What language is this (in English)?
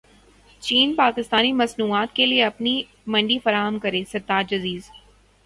Urdu